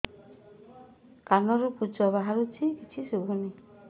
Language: Odia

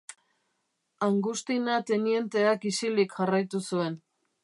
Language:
Basque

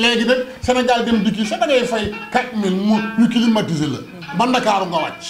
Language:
Arabic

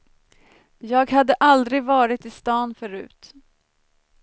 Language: Swedish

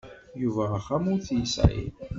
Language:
Kabyle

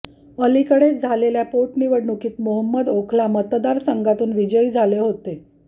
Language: Marathi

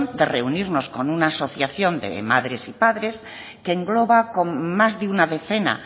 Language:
Spanish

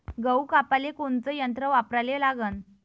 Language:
Marathi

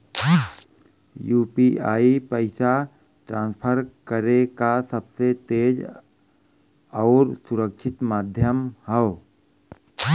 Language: Bhojpuri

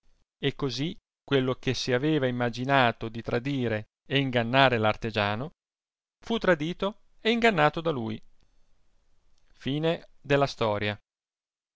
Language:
Italian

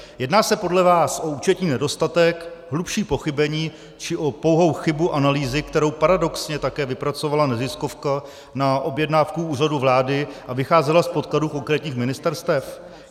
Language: Czech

